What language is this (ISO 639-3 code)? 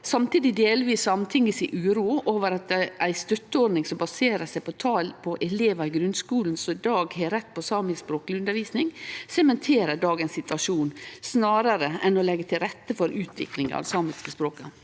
nor